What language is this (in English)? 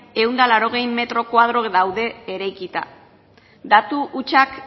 Basque